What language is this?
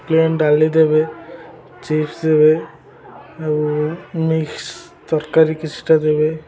Odia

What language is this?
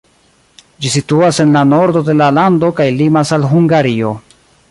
Esperanto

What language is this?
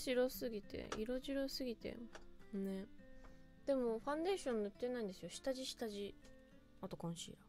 Japanese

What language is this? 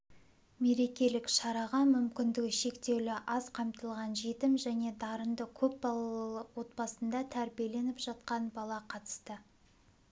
Kazakh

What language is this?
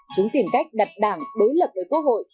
Vietnamese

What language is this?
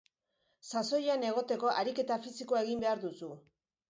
Basque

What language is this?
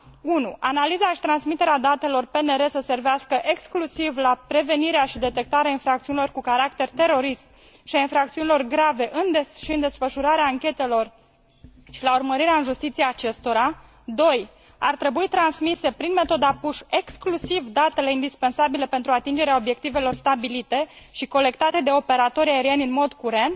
Romanian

